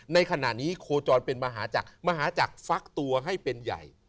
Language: Thai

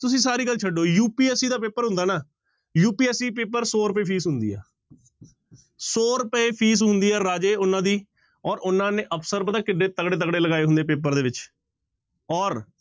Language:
Punjabi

